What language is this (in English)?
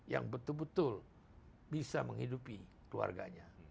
Indonesian